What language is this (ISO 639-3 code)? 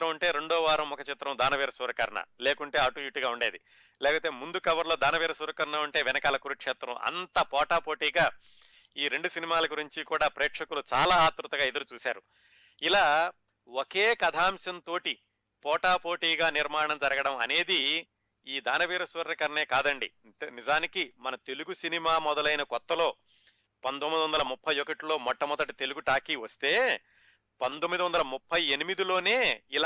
tel